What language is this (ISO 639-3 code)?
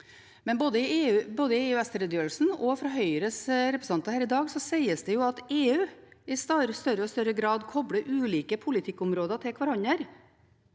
nor